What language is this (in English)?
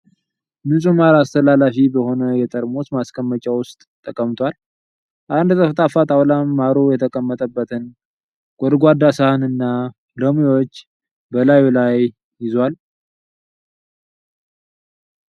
Amharic